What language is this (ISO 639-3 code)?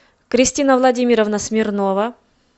rus